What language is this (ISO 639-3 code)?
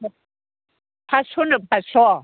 brx